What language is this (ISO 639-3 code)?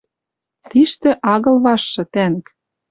mrj